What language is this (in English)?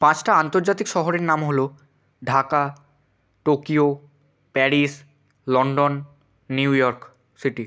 Bangla